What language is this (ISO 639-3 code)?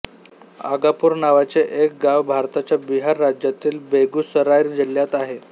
mar